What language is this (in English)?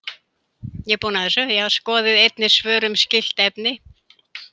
Icelandic